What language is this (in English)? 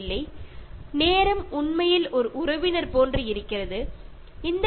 Malayalam